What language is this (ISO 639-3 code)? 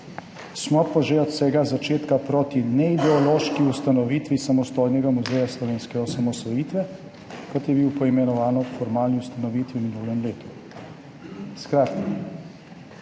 slv